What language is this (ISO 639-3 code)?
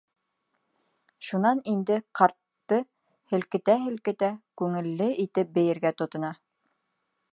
bak